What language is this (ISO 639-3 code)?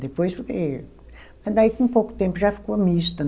por